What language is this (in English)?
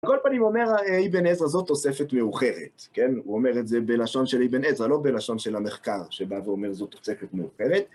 Hebrew